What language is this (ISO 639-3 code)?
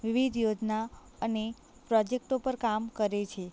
guj